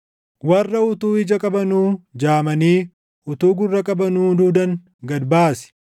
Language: Oromo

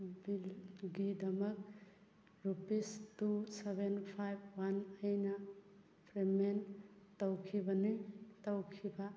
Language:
Manipuri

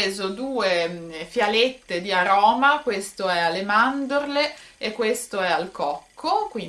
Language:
Italian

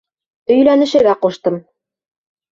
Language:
Bashkir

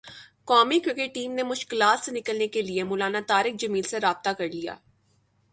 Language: Urdu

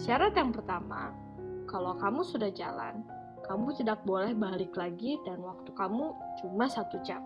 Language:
Indonesian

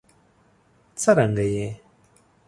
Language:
Pashto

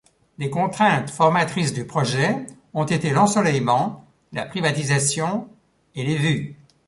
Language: French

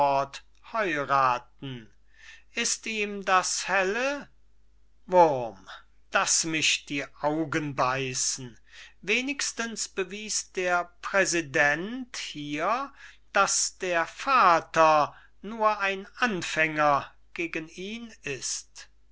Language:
German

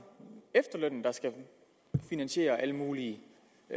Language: Danish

